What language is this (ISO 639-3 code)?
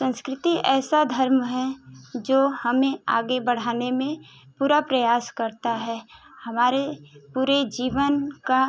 hin